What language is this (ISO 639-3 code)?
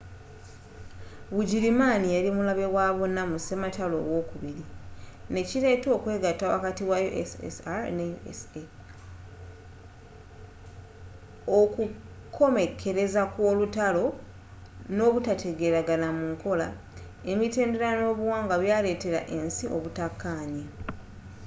lug